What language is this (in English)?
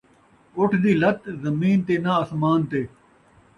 Saraiki